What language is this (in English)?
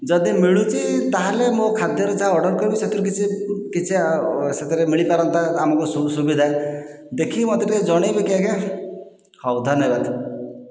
Odia